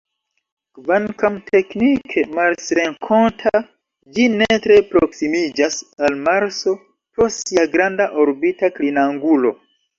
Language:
Esperanto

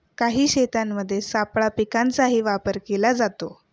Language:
Marathi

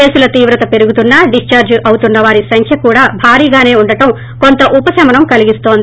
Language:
Telugu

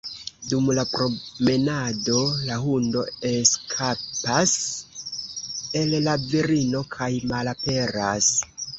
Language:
Esperanto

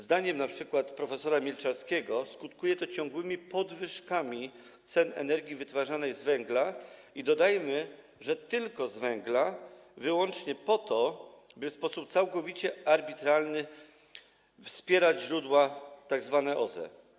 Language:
Polish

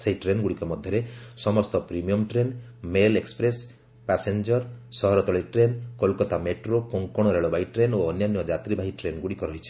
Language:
Odia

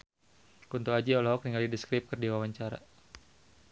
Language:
Sundanese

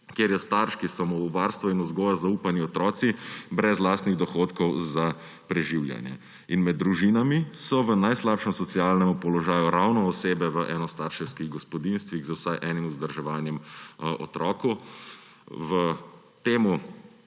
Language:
Slovenian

